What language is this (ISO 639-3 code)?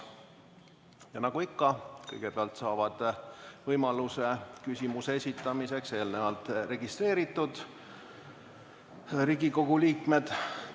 est